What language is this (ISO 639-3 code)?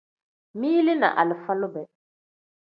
kdh